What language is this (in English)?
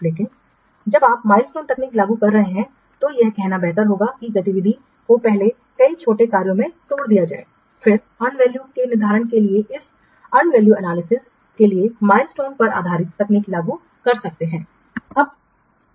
Hindi